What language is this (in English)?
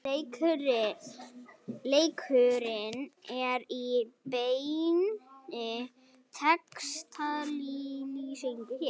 Icelandic